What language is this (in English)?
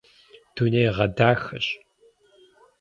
Kabardian